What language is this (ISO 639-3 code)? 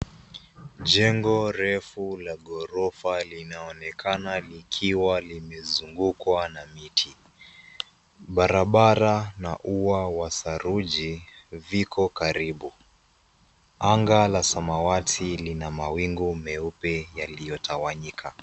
swa